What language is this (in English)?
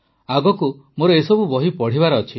Odia